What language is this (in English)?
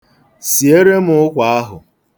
Igbo